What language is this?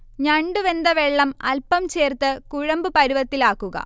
Malayalam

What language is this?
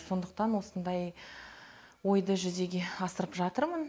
Kazakh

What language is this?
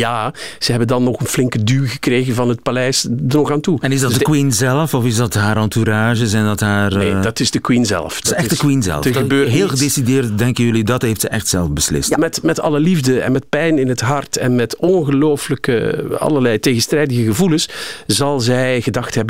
Dutch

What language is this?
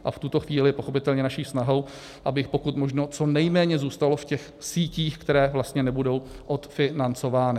Czech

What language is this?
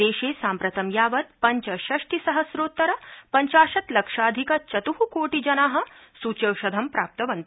Sanskrit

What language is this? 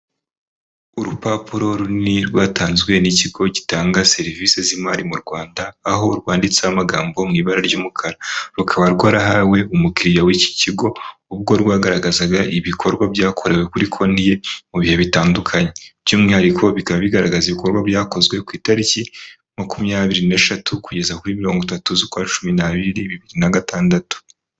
Kinyarwanda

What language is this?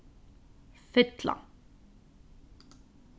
Faroese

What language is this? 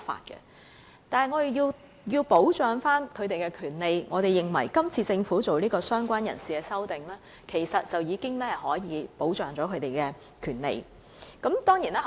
Cantonese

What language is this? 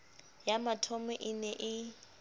Southern Sotho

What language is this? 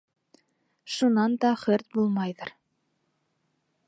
Bashkir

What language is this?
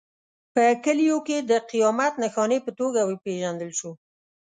Pashto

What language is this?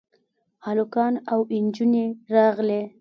Pashto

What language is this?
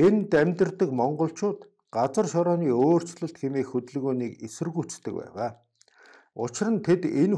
Korean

